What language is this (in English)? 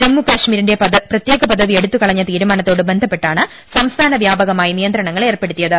Malayalam